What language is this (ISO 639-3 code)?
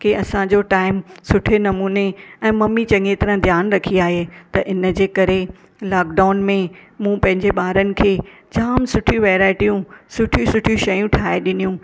snd